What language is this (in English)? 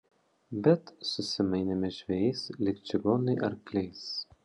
Lithuanian